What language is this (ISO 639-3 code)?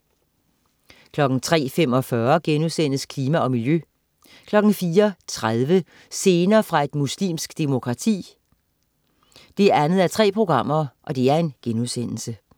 dan